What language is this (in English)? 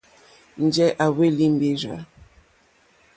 Mokpwe